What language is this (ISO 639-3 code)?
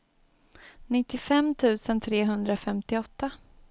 swe